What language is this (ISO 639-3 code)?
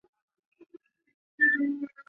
zho